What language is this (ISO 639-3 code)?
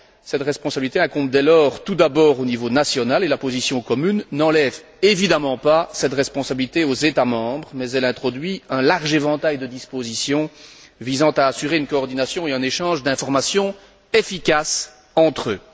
fra